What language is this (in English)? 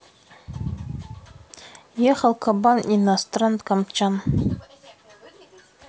Russian